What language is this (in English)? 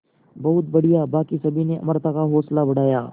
Hindi